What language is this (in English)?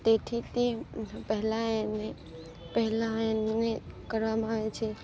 Gujarati